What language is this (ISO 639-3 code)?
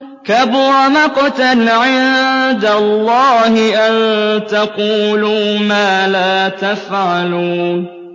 ara